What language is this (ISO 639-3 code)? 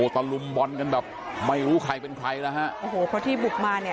tha